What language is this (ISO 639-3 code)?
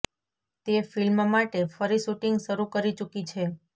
guj